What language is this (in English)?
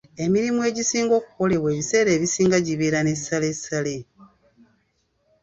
Ganda